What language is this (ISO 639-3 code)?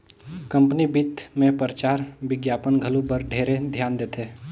hne